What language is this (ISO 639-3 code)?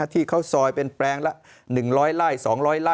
tha